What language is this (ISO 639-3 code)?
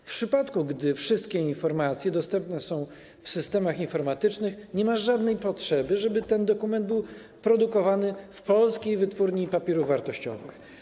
pol